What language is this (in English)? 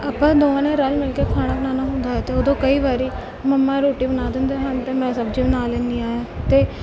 Punjabi